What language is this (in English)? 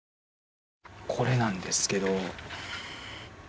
Japanese